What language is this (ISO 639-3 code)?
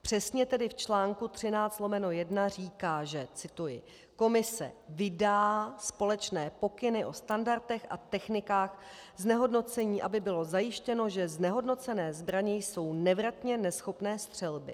ces